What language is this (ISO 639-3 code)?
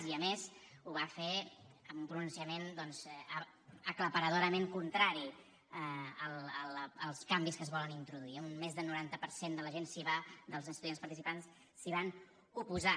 cat